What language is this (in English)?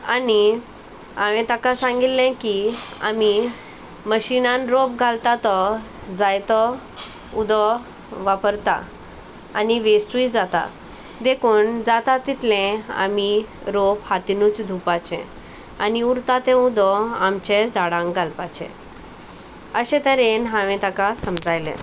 Konkani